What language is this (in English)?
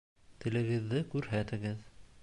Bashkir